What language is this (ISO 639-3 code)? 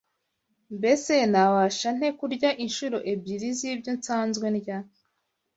kin